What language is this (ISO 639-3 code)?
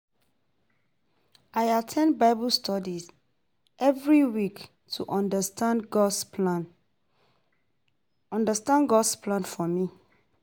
pcm